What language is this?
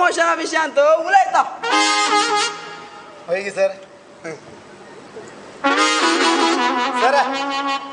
Hindi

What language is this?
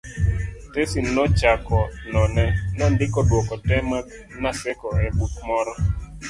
Luo (Kenya and Tanzania)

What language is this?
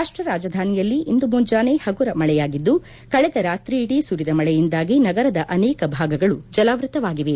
Kannada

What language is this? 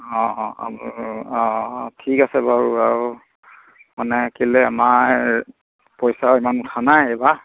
Assamese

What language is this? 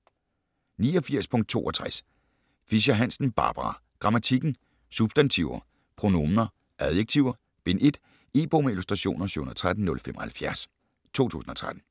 Danish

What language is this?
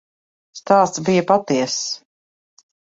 Latvian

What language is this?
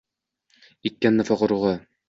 Uzbek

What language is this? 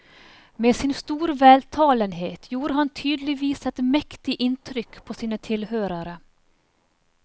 Norwegian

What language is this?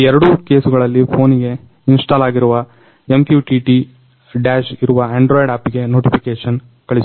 Kannada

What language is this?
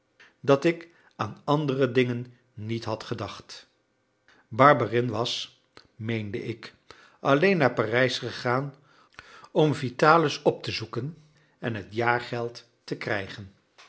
Dutch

